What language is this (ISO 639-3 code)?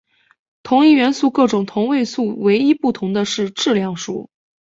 zho